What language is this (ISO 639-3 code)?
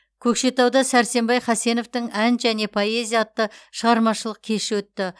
kaz